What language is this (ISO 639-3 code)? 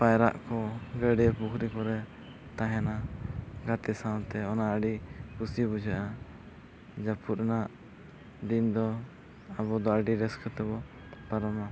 sat